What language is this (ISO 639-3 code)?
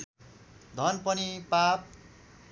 nep